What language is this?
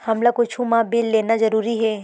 Chhattisgarhi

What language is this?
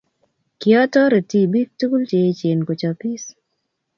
Kalenjin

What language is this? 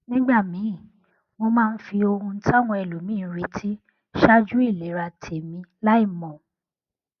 Yoruba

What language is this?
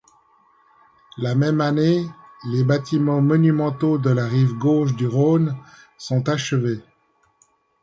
French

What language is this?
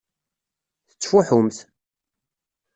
Kabyle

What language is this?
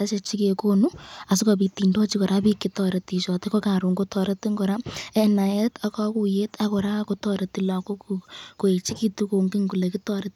Kalenjin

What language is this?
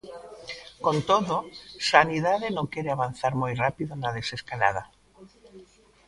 Galician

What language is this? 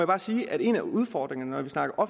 Danish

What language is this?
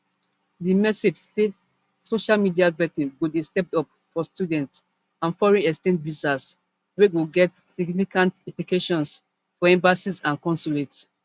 Nigerian Pidgin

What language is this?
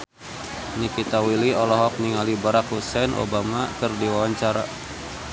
Sundanese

